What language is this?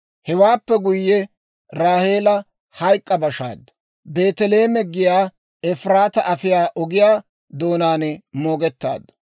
Dawro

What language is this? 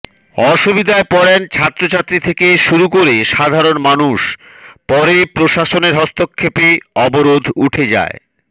Bangla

